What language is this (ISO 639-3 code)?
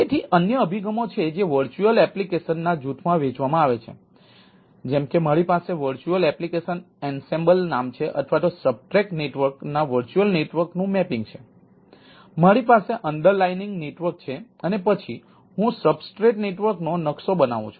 guj